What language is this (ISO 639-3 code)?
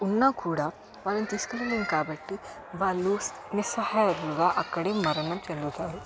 tel